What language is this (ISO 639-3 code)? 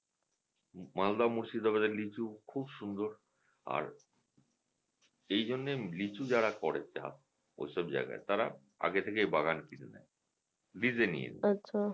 ben